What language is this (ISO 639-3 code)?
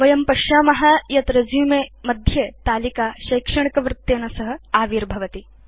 san